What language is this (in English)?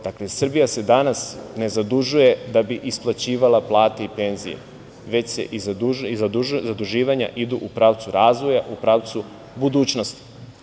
Serbian